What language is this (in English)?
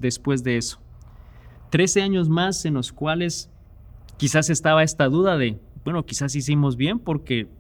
Spanish